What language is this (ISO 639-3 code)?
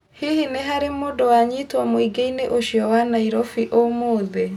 kik